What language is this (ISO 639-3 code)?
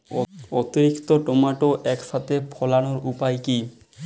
ben